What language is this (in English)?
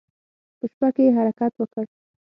Pashto